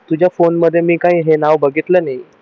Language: Marathi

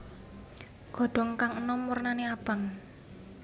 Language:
Javanese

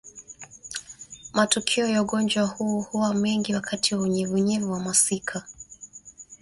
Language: Swahili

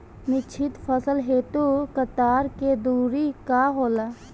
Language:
Bhojpuri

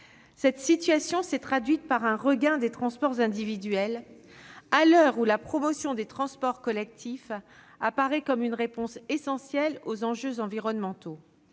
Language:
French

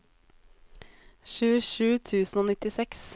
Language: Norwegian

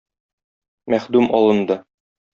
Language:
Tatar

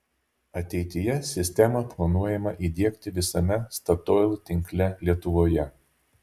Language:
Lithuanian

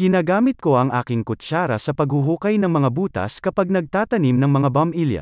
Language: Filipino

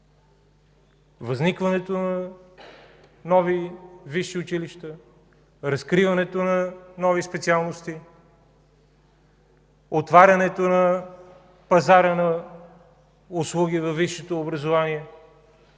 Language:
Bulgarian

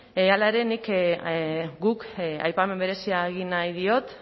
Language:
Basque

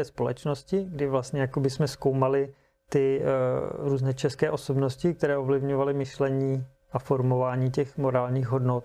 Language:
Czech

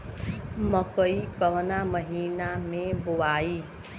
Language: Bhojpuri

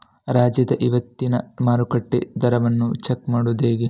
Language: Kannada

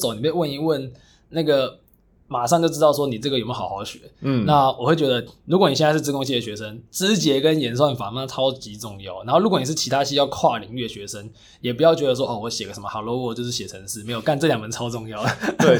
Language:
Chinese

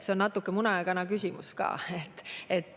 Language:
Estonian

